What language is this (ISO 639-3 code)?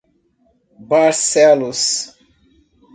por